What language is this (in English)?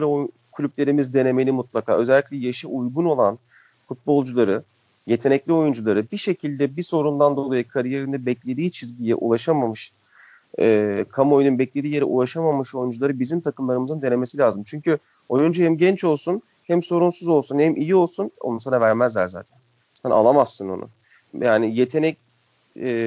Turkish